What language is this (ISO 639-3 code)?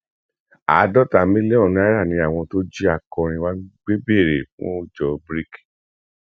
yor